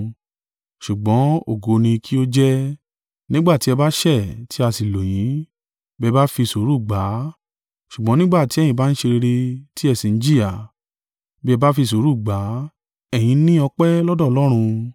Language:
Yoruba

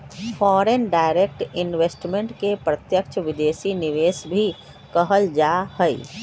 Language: Magahi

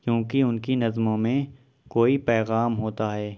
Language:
Urdu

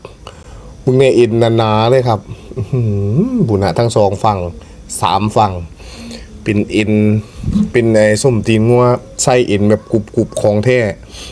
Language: Thai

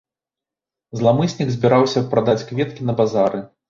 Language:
Belarusian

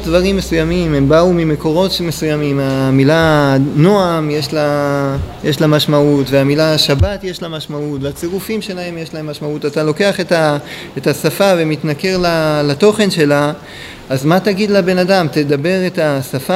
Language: Hebrew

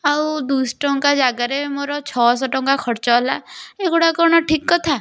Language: Odia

